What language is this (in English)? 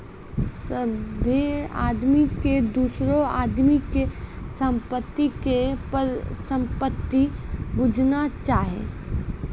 Maithili